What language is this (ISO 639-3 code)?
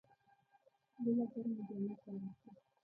pus